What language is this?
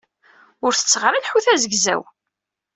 Kabyle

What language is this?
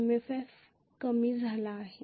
Marathi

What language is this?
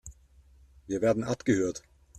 German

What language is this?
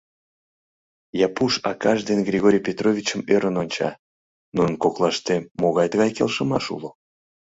Mari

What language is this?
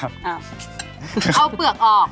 Thai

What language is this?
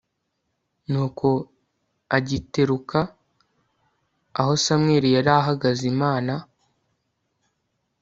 Kinyarwanda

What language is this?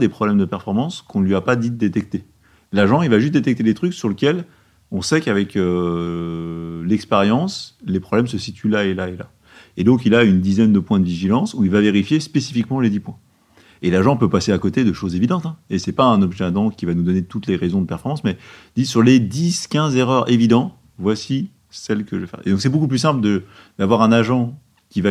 French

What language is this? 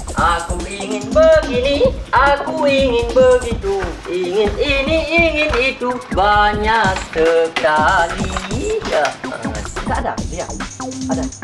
Malay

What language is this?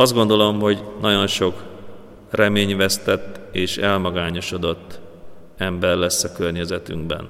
Hungarian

